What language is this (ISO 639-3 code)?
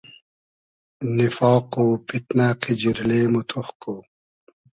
haz